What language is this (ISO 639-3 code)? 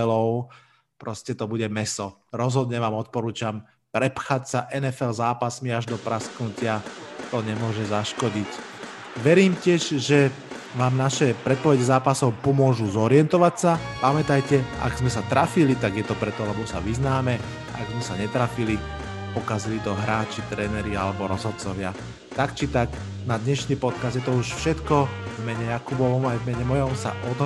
slk